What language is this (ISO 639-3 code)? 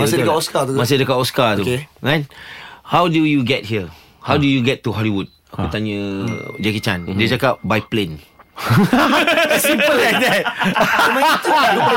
msa